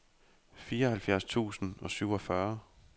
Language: Danish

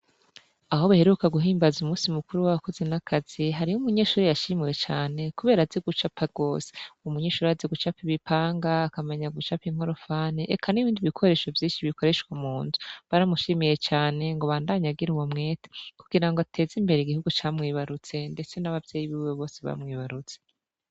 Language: Rundi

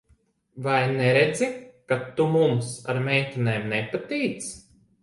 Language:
Latvian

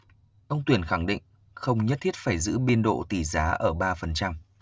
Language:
Vietnamese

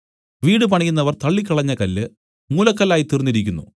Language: Malayalam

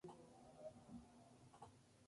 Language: Spanish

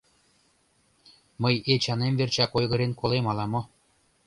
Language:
Mari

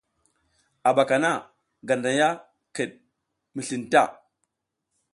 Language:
South Giziga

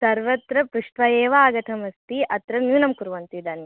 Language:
Sanskrit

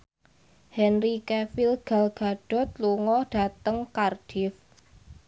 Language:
Javanese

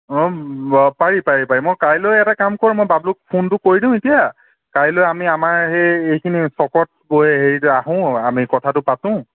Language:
Assamese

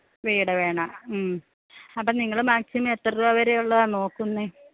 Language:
Malayalam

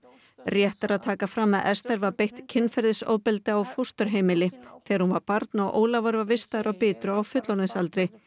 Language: Icelandic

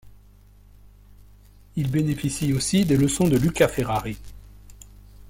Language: French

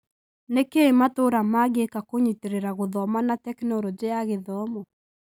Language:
Kikuyu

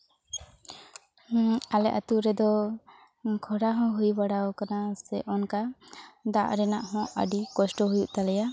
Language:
Santali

